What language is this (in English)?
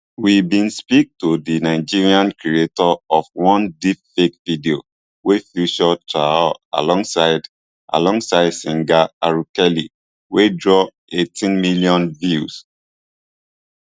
Nigerian Pidgin